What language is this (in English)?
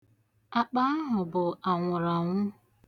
Igbo